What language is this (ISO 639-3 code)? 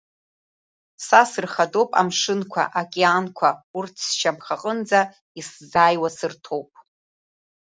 abk